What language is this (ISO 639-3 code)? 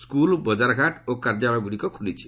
ori